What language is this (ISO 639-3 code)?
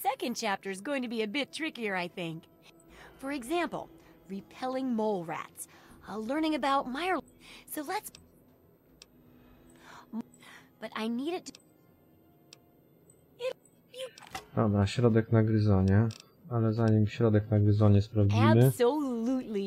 pol